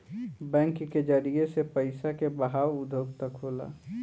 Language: Bhojpuri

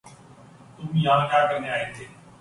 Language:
Urdu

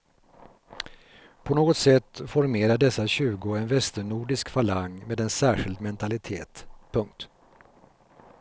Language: Swedish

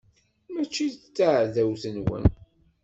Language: Kabyle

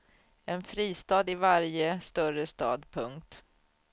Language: Swedish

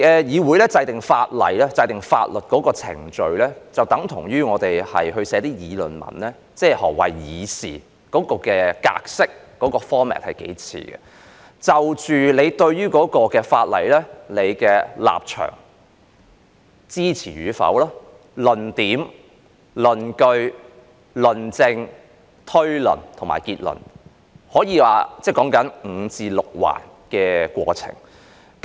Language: Cantonese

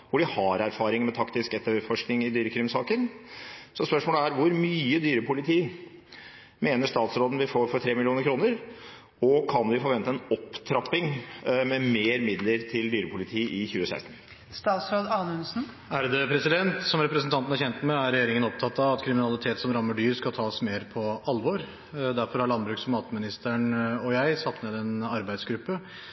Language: Norwegian Bokmål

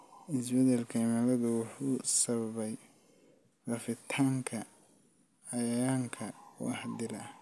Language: Somali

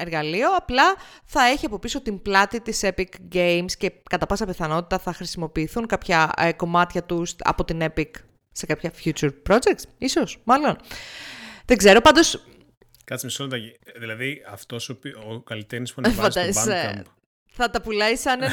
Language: Greek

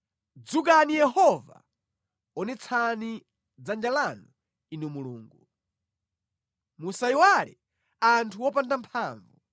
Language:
Nyanja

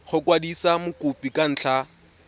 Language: Tswana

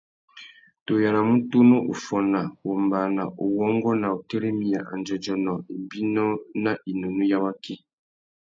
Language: Tuki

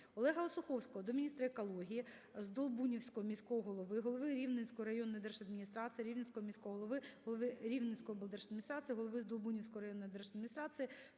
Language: Ukrainian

